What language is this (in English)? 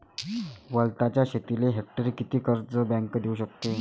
Marathi